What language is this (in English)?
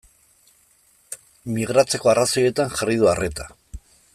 Basque